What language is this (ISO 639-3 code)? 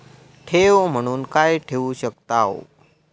mar